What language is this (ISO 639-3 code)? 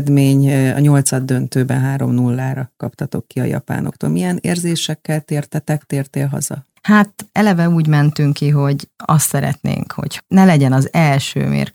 hun